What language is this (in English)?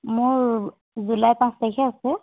Assamese